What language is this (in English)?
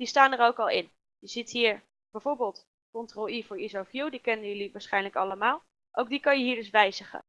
Dutch